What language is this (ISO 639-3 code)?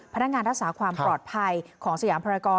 tha